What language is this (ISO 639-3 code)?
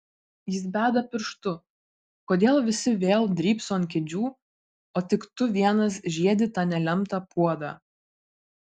lit